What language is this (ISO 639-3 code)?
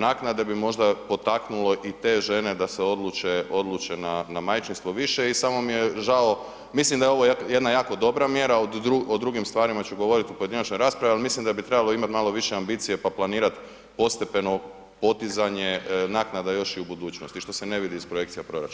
hrv